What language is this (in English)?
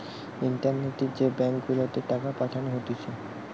Bangla